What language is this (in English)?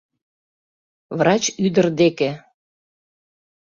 Mari